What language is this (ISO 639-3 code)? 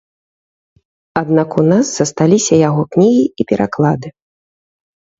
bel